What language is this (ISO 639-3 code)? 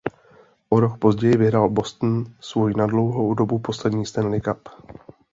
ces